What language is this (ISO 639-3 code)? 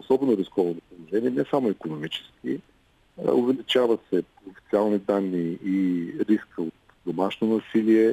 bul